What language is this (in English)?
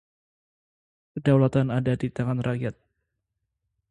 Indonesian